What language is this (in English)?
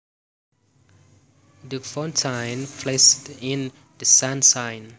Javanese